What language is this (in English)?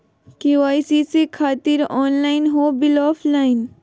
Magahi